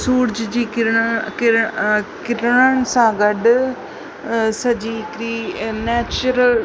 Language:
Sindhi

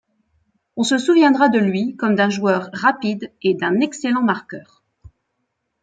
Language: French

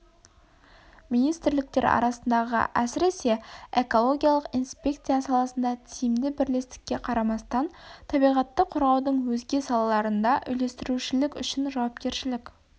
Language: Kazakh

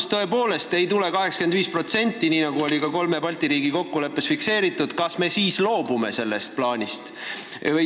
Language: Estonian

